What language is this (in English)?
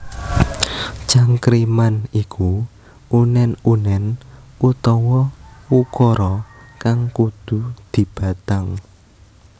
Javanese